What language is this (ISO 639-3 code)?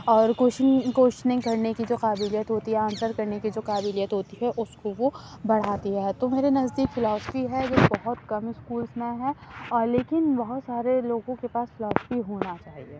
urd